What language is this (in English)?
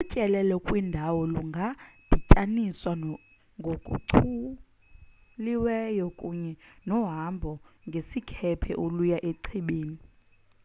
Xhosa